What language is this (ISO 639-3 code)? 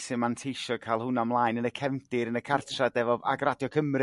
cym